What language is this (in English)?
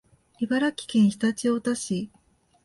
Japanese